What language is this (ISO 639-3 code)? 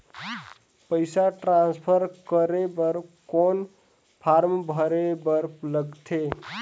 hne